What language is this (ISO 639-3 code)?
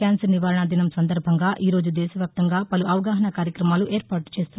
tel